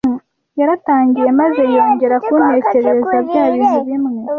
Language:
Kinyarwanda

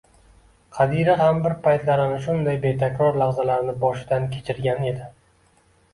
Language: Uzbek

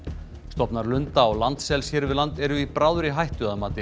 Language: Icelandic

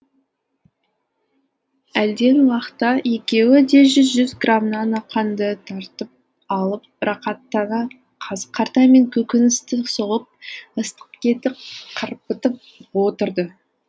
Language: Kazakh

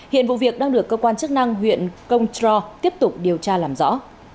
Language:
Vietnamese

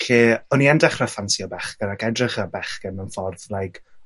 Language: Welsh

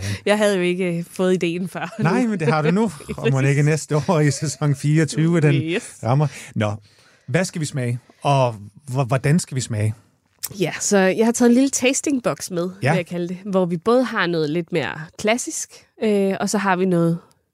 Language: Danish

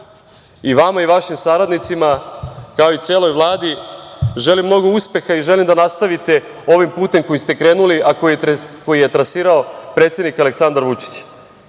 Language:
Serbian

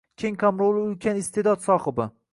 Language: Uzbek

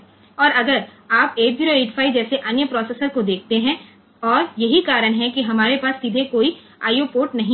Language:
Hindi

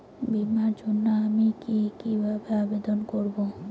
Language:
Bangla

